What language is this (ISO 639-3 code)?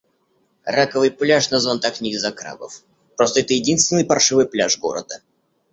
rus